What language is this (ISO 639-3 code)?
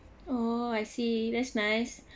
eng